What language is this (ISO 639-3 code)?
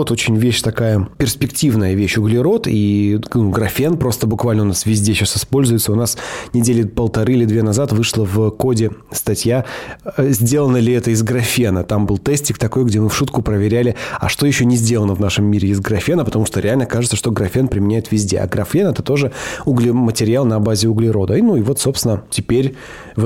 rus